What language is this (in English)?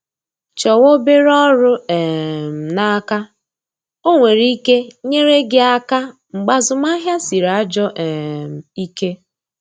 Igbo